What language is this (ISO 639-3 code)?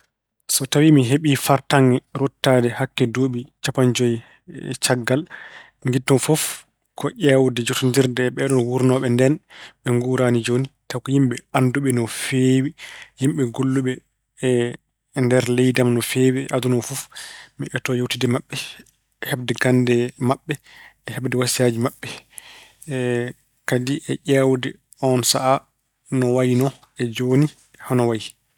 ful